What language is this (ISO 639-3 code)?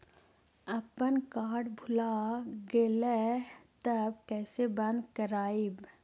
mag